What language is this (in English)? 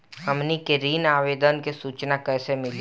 Bhojpuri